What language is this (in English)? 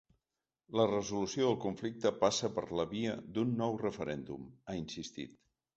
Catalan